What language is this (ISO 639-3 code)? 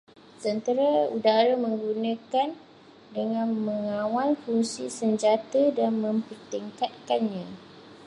msa